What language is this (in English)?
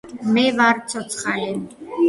Georgian